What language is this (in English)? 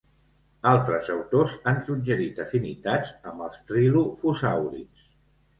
Catalan